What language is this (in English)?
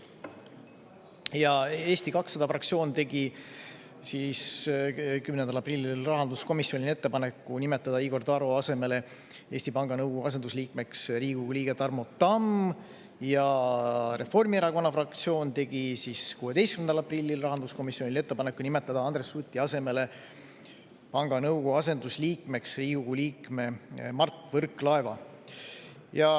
Estonian